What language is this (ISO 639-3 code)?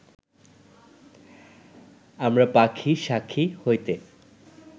ben